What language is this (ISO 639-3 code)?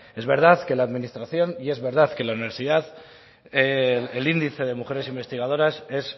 spa